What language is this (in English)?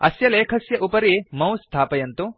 Sanskrit